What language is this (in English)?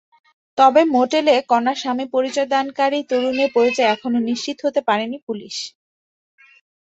Bangla